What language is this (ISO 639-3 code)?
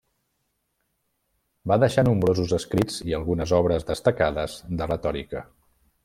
cat